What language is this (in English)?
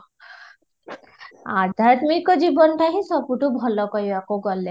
Odia